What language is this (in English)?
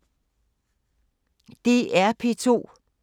Danish